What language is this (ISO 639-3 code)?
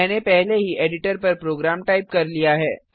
hin